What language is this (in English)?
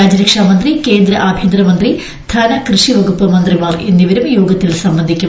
Malayalam